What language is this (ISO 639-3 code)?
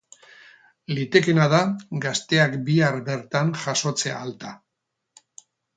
eus